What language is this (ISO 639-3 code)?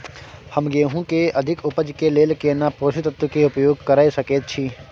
mai